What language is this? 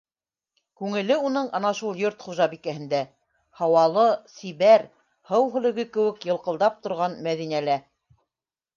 Bashkir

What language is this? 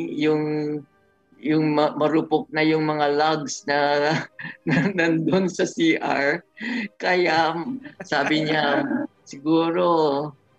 Filipino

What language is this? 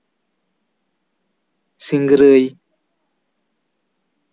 Santali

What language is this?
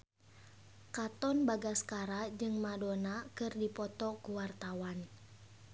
Sundanese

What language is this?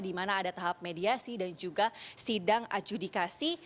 Indonesian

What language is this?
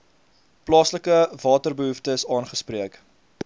Afrikaans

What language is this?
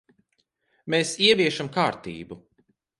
Latvian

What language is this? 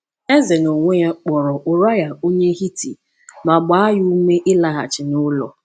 Igbo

